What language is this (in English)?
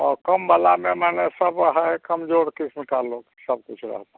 Hindi